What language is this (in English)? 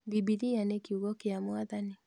Kikuyu